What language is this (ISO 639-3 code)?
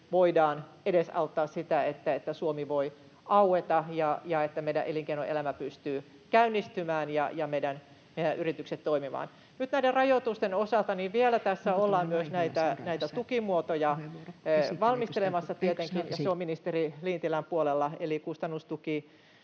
fin